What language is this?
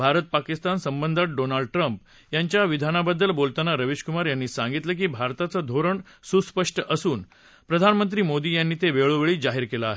Marathi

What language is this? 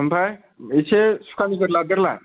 Bodo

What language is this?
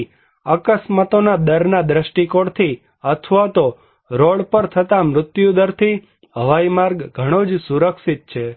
Gujarati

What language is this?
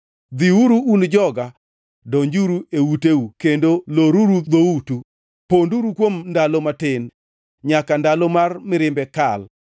Luo (Kenya and Tanzania)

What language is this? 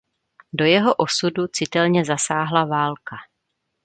Czech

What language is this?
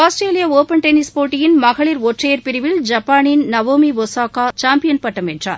Tamil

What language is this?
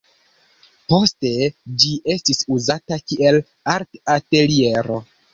Esperanto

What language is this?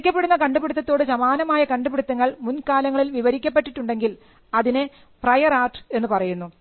Malayalam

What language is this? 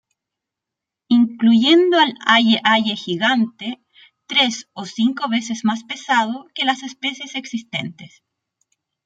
Spanish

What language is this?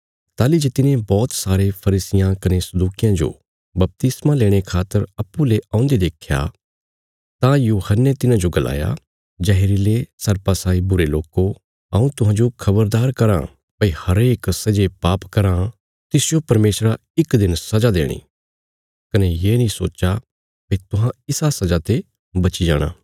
Bilaspuri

